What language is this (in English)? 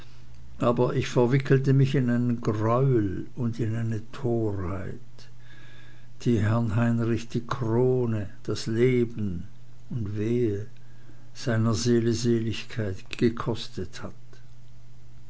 German